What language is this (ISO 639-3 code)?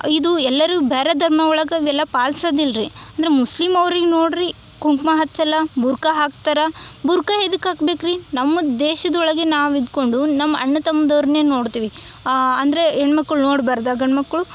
kan